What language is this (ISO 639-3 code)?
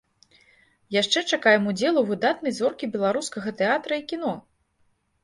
bel